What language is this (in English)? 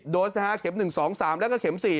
Thai